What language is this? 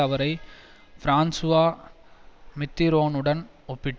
Tamil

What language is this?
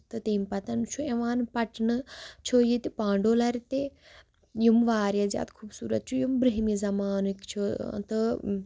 Kashmiri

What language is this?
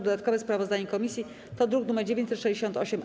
Polish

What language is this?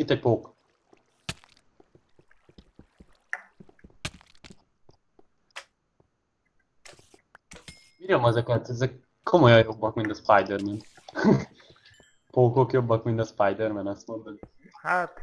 Hungarian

